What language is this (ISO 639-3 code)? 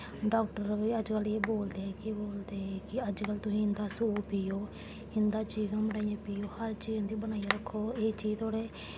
doi